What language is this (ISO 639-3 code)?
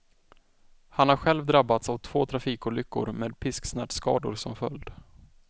swe